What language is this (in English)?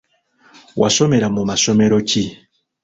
Ganda